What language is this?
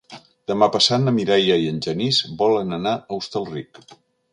Catalan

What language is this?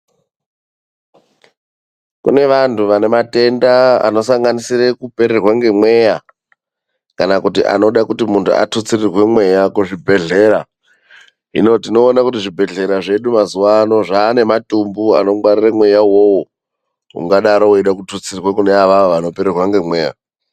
Ndau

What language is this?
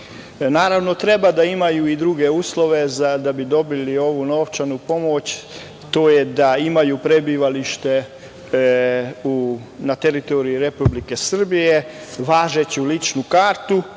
Serbian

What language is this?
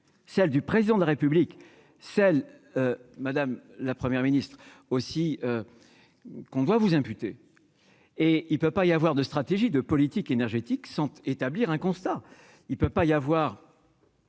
French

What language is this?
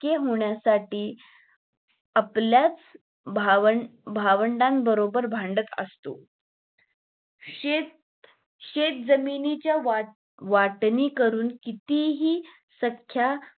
Marathi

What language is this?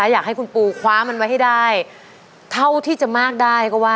Thai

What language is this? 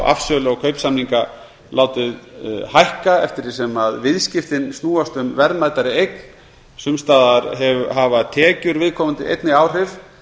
Icelandic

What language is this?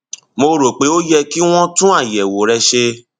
Yoruba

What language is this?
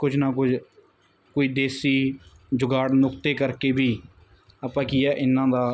Punjabi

